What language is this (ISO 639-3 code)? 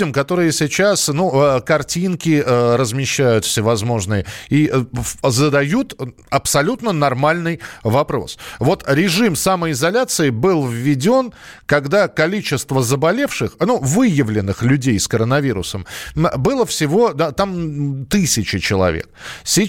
rus